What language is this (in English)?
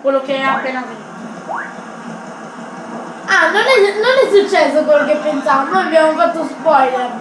Italian